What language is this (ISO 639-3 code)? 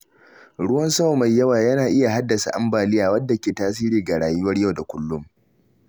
hau